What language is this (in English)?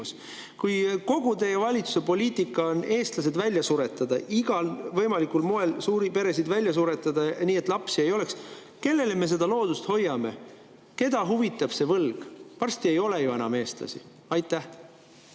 Estonian